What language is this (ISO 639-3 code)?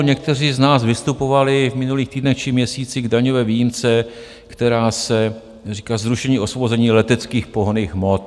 ces